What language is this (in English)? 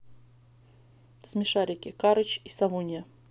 Russian